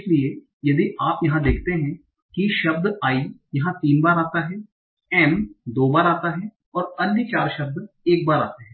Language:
Hindi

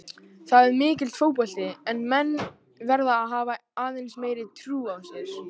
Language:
Icelandic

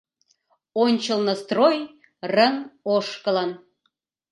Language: Mari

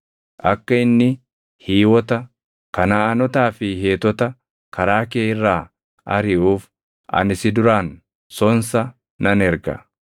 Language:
Oromo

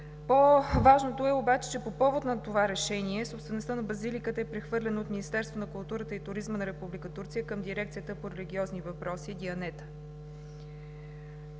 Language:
Bulgarian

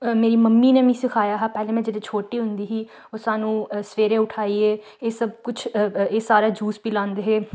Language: Dogri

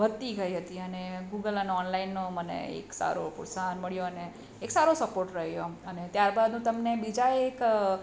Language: Gujarati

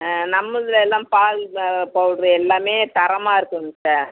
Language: Tamil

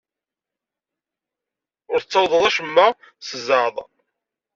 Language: Kabyle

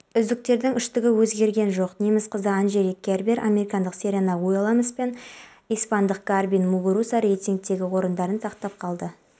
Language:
Kazakh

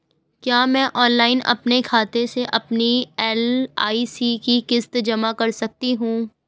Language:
Hindi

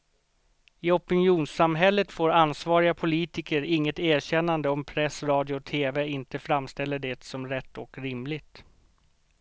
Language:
Swedish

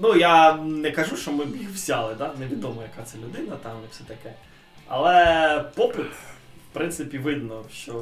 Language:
Ukrainian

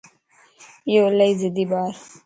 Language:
Lasi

